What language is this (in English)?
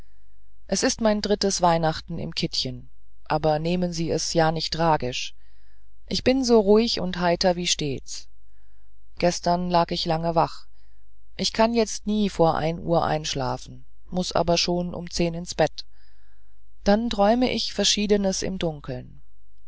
German